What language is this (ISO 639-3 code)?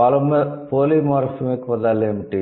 tel